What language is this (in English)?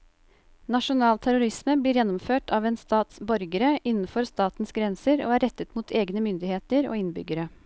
Norwegian